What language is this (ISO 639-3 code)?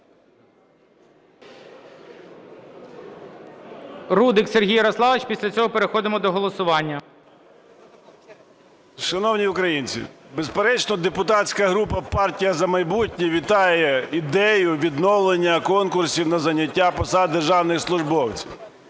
ukr